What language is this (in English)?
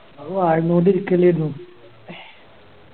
Malayalam